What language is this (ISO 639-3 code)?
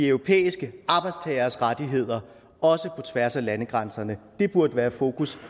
dan